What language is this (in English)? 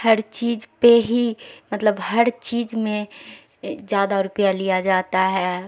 Urdu